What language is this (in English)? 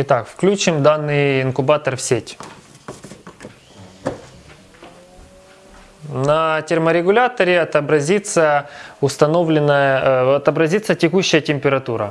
Russian